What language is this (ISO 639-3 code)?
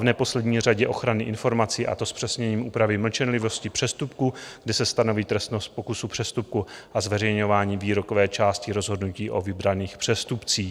ces